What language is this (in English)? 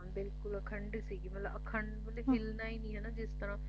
Punjabi